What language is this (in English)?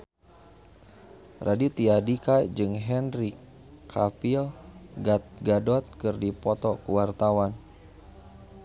Sundanese